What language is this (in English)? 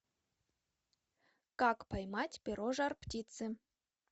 Russian